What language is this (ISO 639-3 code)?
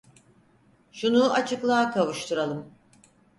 tur